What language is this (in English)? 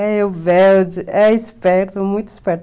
Portuguese